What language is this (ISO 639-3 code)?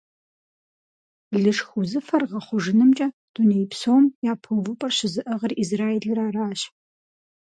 kbd